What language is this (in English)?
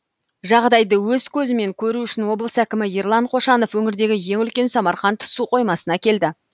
Kazakh